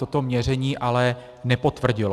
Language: Czech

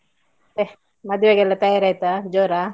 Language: Kannada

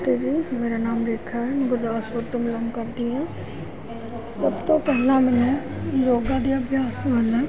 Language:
Punjabi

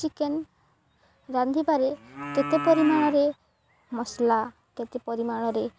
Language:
Odia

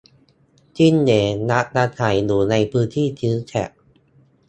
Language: Thai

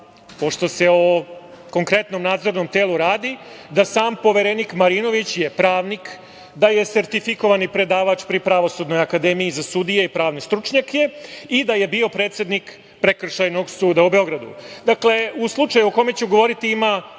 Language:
Serbian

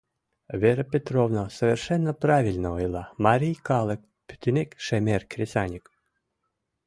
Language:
Mari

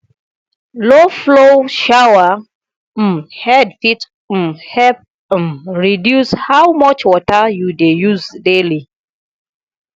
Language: Nigerian Pidgin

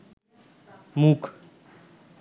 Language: Bangla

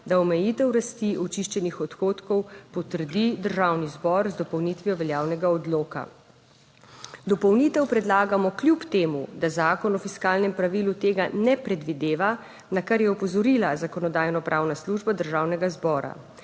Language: Slovenian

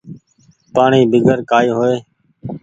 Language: Goaria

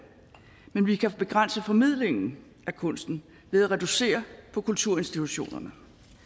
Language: Danish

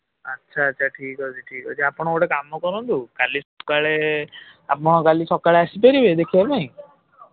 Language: Odia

